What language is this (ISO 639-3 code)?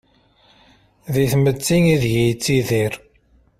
kab